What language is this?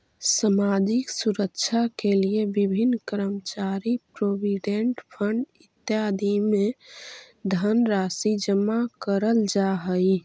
Magahi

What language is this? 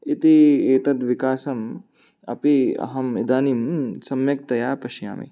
Sanskrit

